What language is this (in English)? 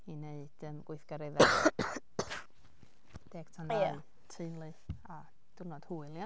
Welsh